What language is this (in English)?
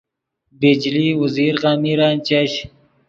Yidgha